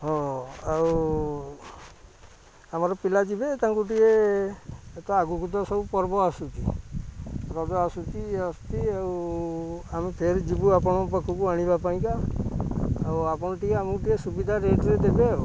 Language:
Odia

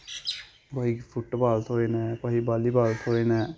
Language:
Dogri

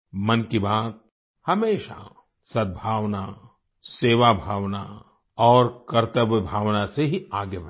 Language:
Hindi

